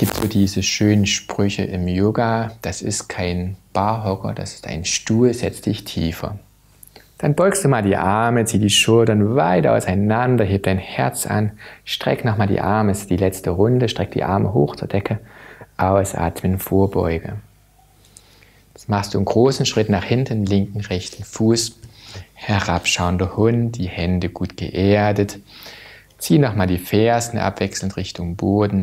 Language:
German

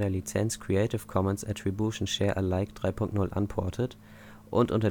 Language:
German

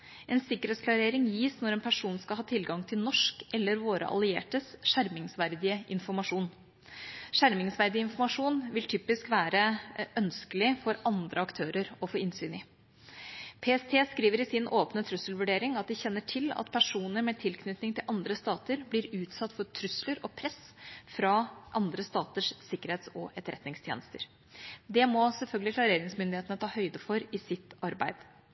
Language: Norwegian Bokmål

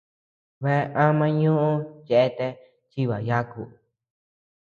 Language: Tepeuxila Cuicatec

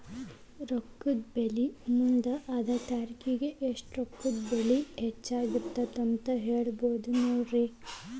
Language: Kannada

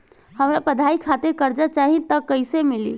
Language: Bhojpuri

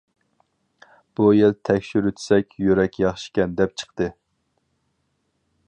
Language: Uyghur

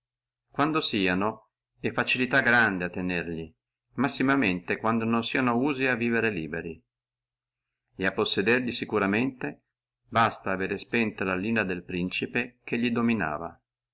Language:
Italian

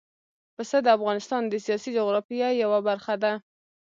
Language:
Pashto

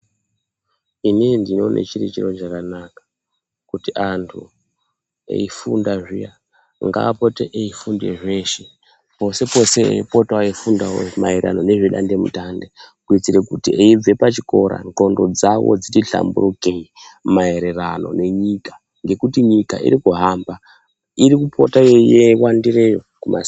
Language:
Ndau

